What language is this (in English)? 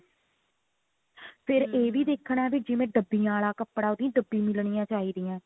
Punjabi